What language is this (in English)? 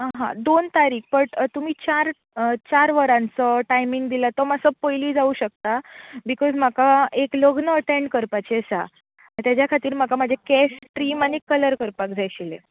Konkani